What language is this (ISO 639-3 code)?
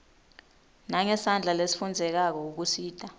ssw